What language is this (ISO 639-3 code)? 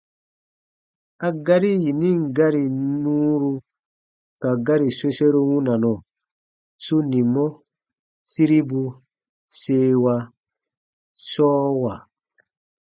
bba